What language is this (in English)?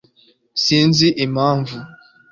Kinyarwanda